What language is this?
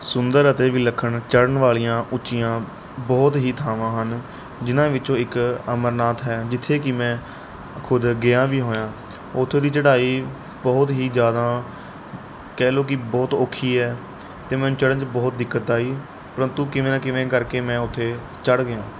Punjabi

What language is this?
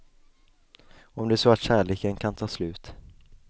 Swedish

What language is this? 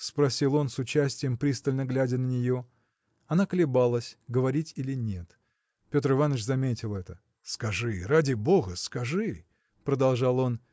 Russian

